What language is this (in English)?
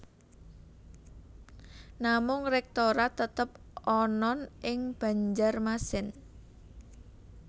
Javanese